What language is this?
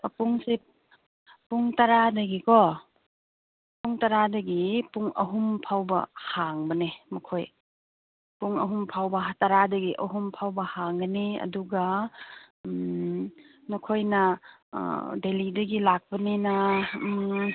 Manipuri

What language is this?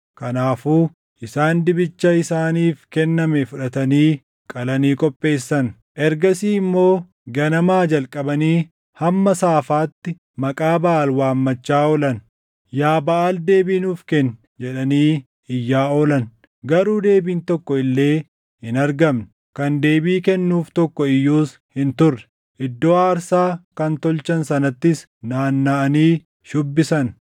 Oromo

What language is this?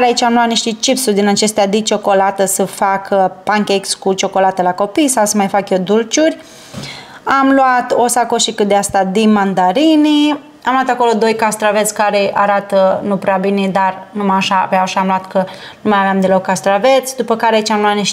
Romanian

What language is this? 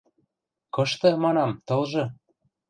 Western Mari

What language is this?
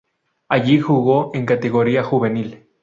Spanish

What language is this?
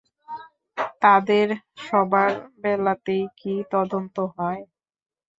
Bangla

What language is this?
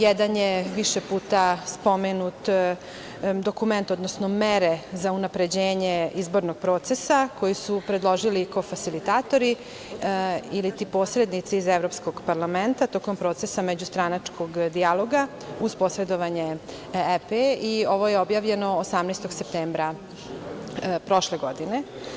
Serbian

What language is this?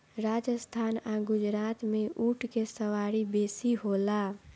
Bhojpuri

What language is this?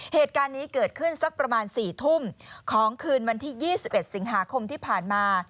Thai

